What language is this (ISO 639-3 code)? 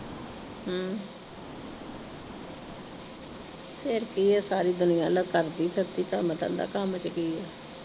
pan